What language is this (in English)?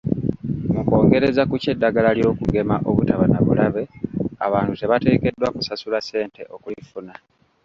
Ganda